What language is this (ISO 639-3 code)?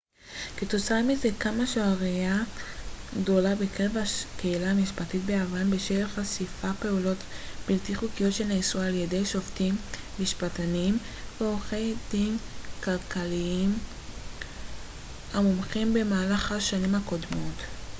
heb